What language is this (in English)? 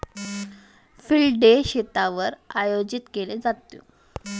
Marathi